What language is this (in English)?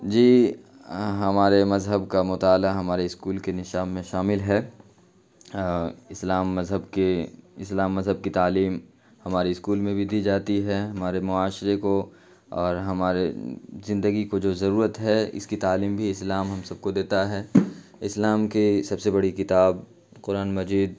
Urdu